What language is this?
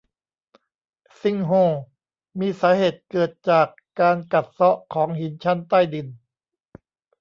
Thai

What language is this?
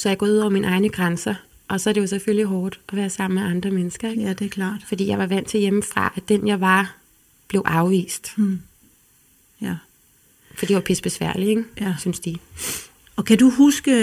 Danish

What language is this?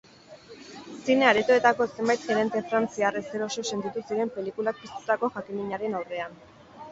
Basque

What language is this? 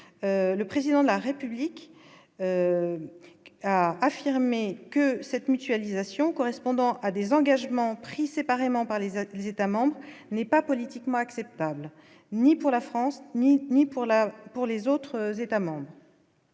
French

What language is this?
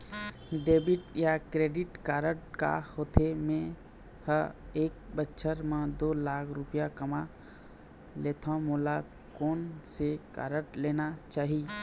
Chhattisgarhi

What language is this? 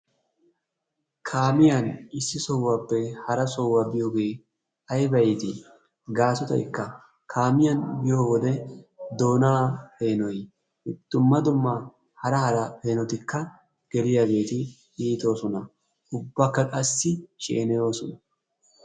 Wolaytta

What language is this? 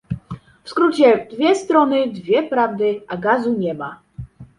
Polish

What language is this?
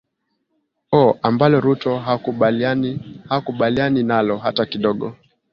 Swahili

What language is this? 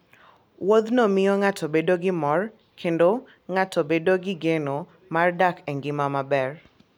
Luo (Kenya and Tanzania)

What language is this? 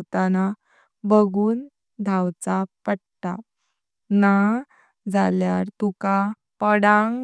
Konkani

